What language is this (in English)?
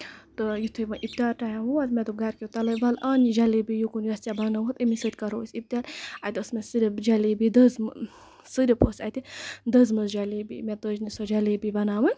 Kashmiri